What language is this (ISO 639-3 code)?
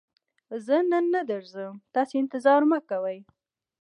pus